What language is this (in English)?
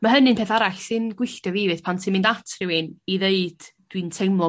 Welsh